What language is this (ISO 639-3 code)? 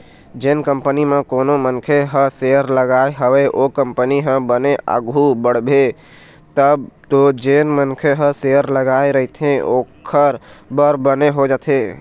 hne